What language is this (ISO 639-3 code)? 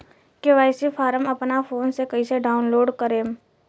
bho